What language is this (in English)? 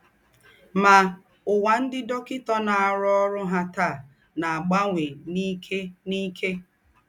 Igbo